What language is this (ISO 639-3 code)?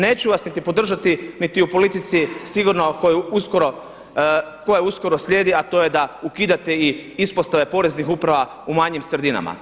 hrv